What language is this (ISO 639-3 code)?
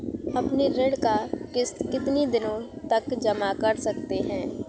hin